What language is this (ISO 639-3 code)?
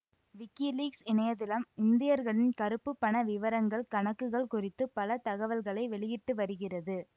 tam